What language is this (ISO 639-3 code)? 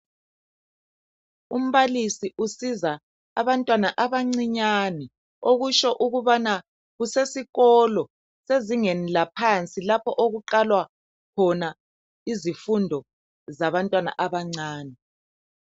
nde